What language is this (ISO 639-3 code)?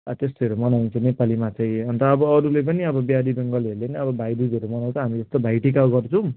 nep